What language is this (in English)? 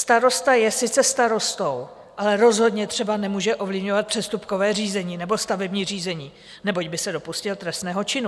Czech